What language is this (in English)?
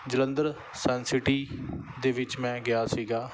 Punjabi